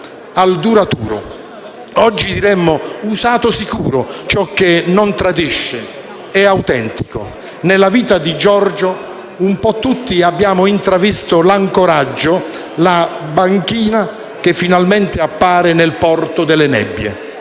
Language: Italian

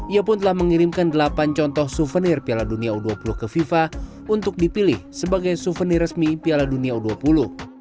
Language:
Indonesian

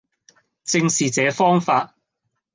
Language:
Cantonese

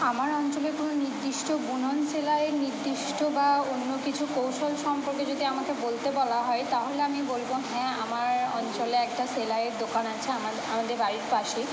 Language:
Bangla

